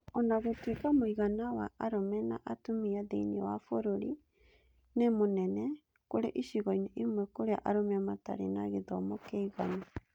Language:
Kikuyu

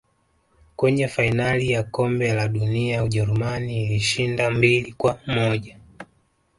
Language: Swahili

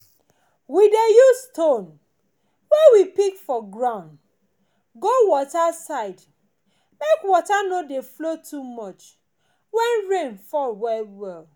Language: Nigerian Pidgin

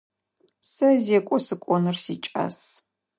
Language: Adyghe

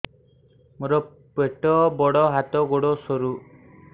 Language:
Odia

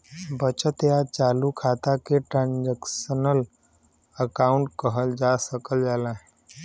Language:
Bhojpuri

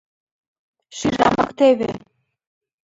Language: Mari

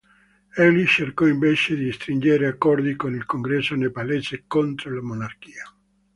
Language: Italian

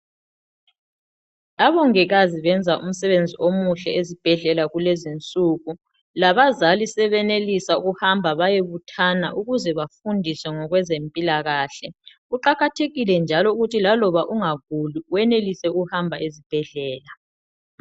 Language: North Ndebele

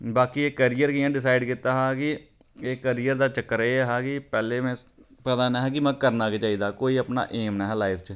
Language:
Dogri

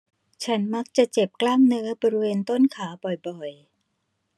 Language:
Thai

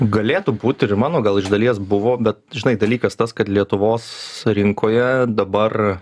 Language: Lithuanian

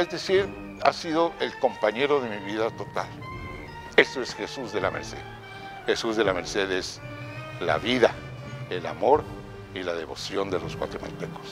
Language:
Spanish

